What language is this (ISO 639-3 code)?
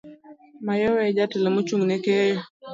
luo